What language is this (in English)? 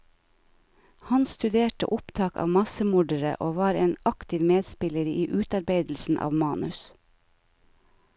Norwegian